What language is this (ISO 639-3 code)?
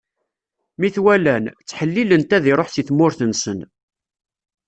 kab